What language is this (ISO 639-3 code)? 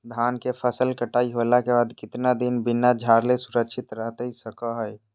mag